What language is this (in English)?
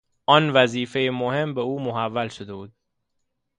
Persian